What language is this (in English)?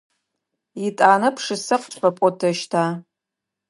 Adyghe